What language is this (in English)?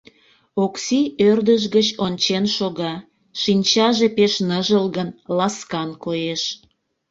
Mari